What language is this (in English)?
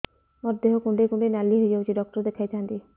Odia